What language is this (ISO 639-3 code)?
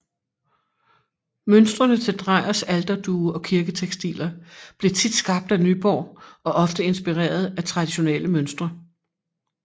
dan